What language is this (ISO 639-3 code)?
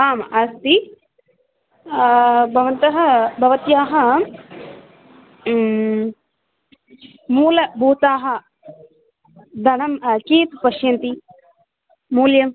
san